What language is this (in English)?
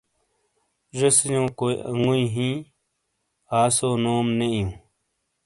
Shina